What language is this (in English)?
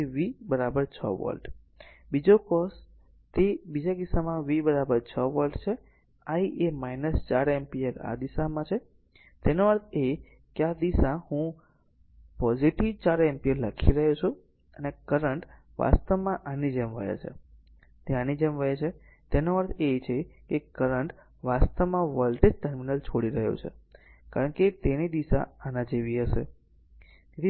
Gujarati